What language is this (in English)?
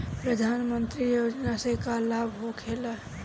Bhojpuri